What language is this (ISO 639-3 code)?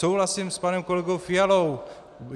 ces